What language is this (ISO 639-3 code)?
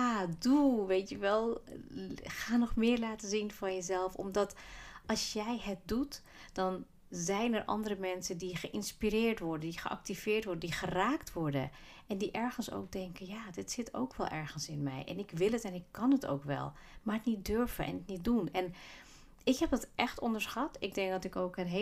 nld